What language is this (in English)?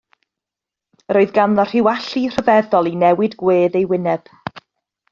Welsh